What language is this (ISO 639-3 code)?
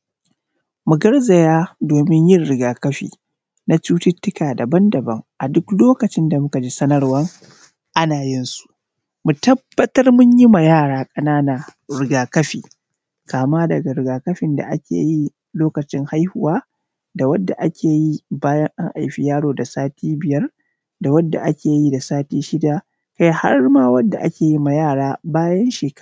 hau